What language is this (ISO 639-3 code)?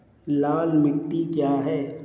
hin